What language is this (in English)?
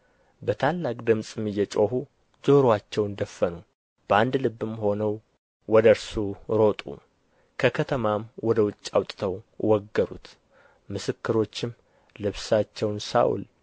Amharic